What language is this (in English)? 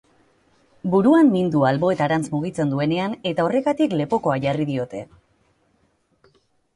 Basque